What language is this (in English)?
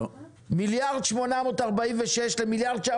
Hebrew